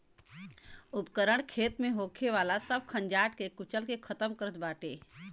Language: Bhojpuri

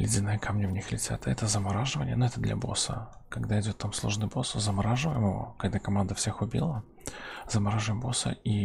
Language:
Russian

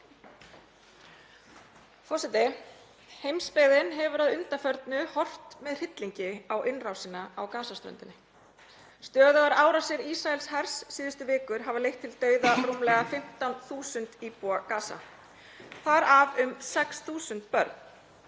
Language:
Icelandic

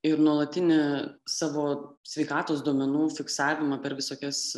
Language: Lithuanian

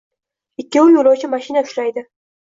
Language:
Uzbek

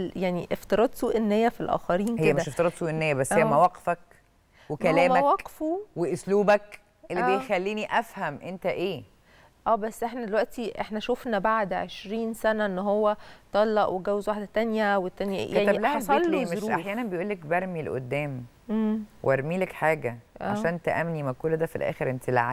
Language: Arabic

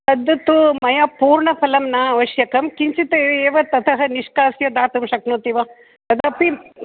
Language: Sanskrit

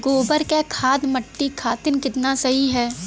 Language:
Bhojpuri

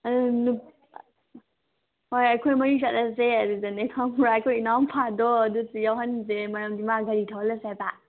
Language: Manipuri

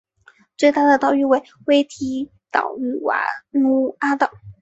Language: Chinese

